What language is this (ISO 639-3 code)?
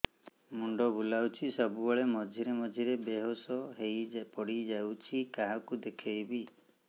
ori